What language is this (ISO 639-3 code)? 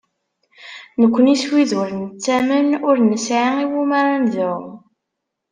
kab